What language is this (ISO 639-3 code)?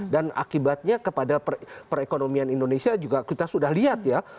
ind